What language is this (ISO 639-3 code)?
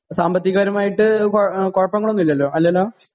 mal